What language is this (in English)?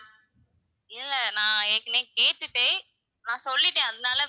Tamil